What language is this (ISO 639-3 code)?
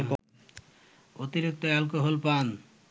ben